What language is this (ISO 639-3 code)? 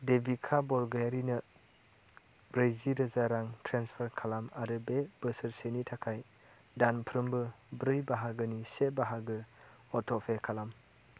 brx